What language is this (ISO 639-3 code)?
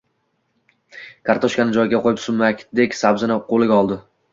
uzb